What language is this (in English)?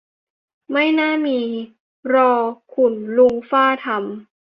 Thai